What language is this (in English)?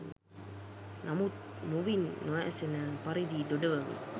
Sinhala